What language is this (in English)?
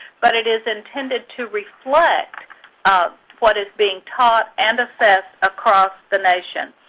English